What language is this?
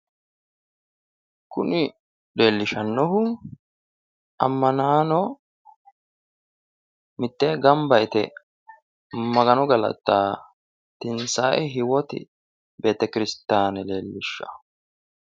Sidamo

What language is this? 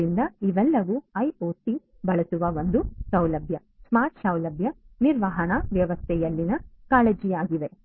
Kannada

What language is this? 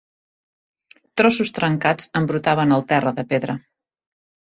Catalan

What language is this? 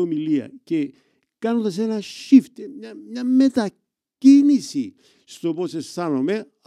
Greek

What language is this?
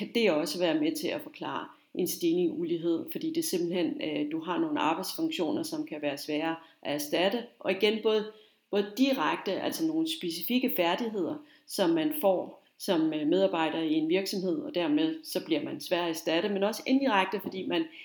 Danish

